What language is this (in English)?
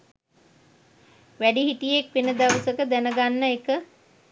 Sinhala